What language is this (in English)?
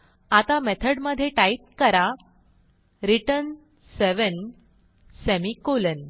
Marathi